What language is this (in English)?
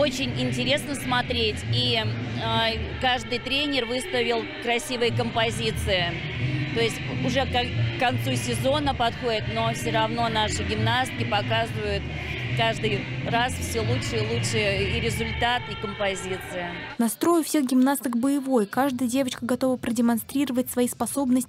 Russian